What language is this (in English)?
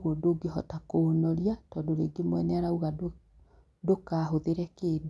Kikuyu